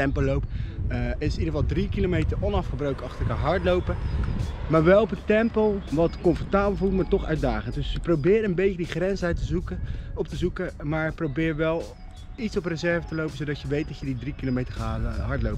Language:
Dutch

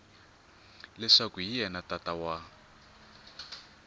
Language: Tsonga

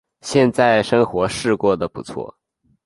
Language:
Chinese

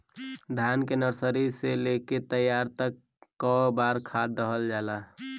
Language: Bhojpuri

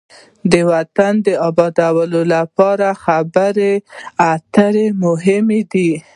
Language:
Pashto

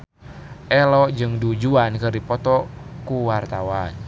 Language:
Sundanese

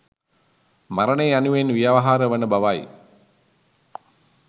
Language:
Sinhala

